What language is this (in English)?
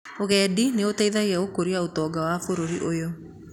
Kikuyu